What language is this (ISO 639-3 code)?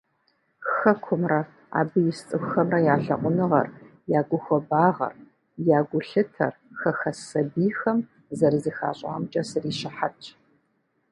kbd